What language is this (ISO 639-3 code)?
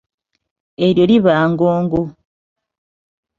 lug